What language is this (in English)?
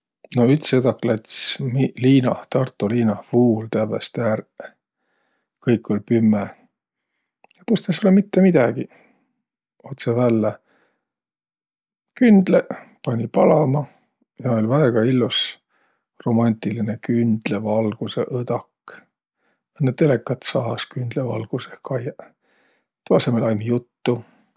Võro